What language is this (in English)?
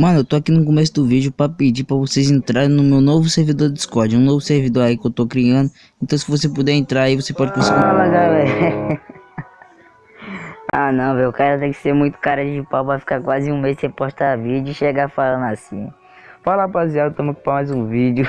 Portuguese